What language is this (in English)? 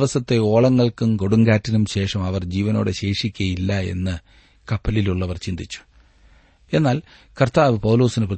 Malayalam